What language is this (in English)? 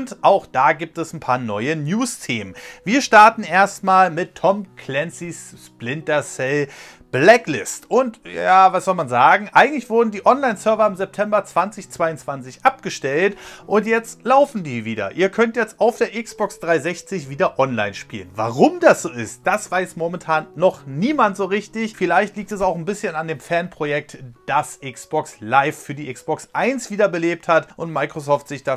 German